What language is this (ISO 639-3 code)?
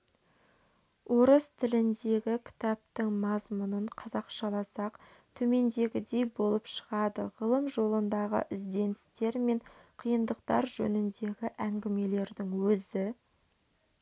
kaz